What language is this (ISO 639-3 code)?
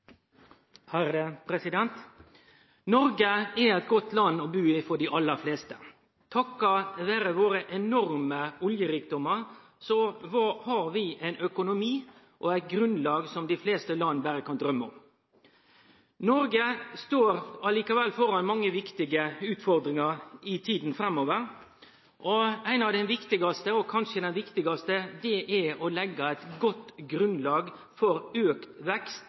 nor